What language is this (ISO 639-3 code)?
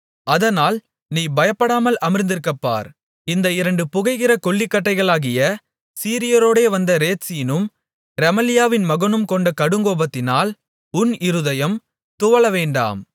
tam